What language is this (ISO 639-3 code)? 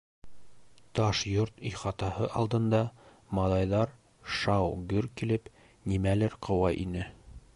bak